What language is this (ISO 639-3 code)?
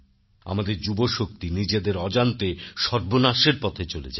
ben